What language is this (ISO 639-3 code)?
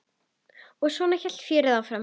isl